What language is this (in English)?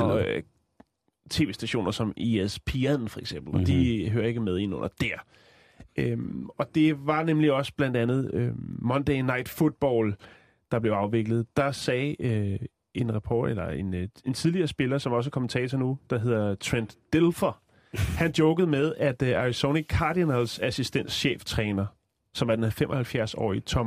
Danish